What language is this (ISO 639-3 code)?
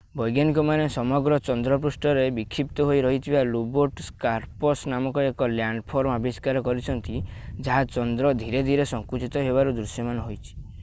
ori